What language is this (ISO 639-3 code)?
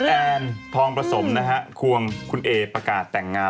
tha